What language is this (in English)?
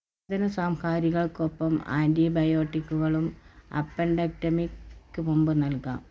Malayalam